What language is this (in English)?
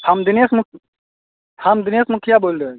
Maithili